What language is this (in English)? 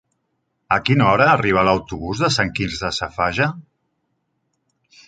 Catalan